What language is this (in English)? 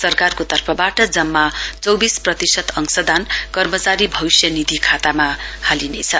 Nepali